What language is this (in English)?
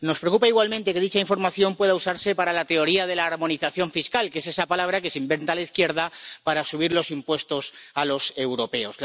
Spanish